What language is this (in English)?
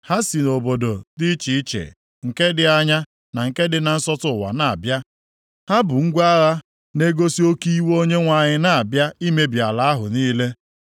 Igbo